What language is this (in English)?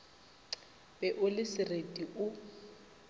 Northern Sotho